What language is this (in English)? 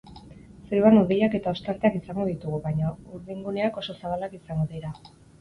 Basque